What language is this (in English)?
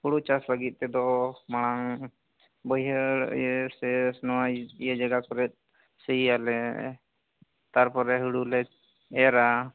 Santali